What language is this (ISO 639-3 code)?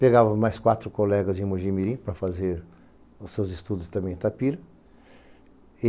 por